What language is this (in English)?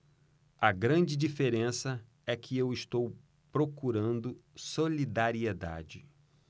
Portuguese